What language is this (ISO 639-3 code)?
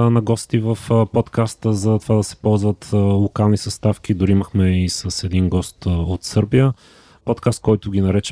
bul